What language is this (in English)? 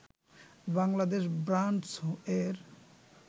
Bangla